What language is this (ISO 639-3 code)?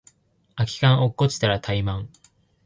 jpn